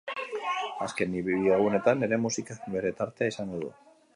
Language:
Basque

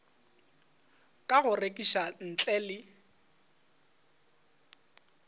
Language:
Northern Sotho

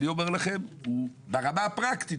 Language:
Hebrew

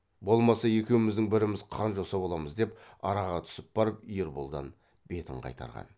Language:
Kazakh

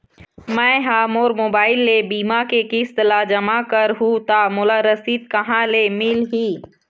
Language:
Chhattisgarhi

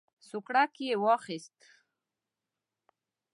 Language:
Pashto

